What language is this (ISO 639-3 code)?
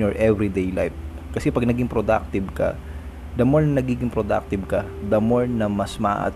fil